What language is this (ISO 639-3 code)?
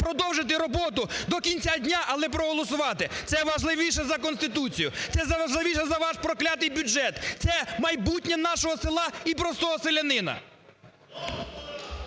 ukr